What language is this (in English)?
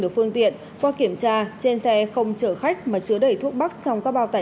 Vietnamese